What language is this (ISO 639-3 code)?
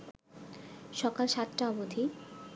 ben